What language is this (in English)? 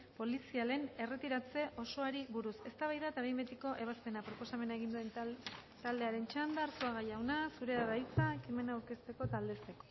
Basque